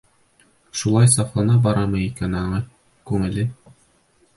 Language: Bashkir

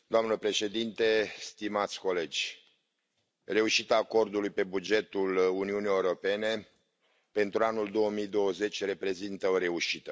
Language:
Romanian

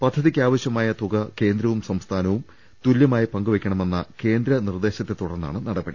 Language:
Malayalam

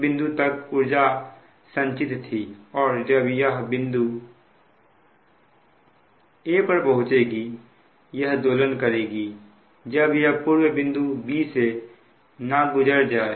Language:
Hindi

